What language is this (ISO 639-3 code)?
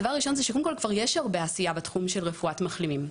heb